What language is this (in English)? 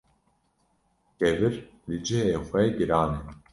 Kurdish